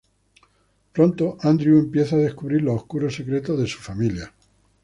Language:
Spanish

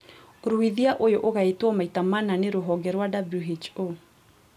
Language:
Kikuyu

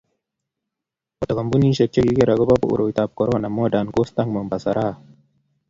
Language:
Kalenjin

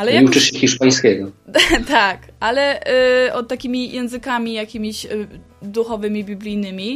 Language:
Polish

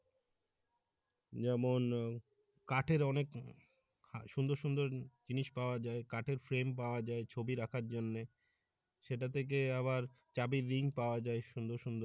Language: Bangla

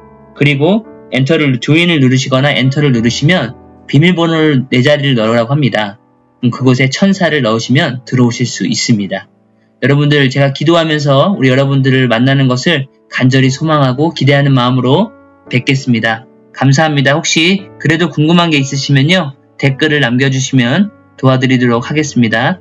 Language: Korean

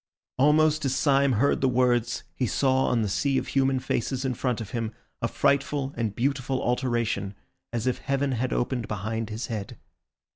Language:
English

